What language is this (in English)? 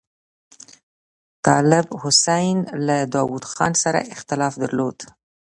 Pashto